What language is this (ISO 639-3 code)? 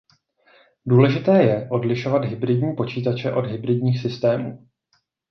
ces